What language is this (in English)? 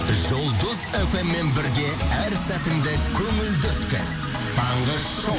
Kazakh